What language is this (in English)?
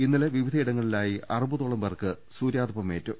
Malayalam